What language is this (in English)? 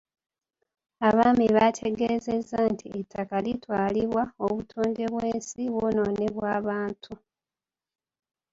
Ganda